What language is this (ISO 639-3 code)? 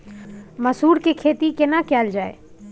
mai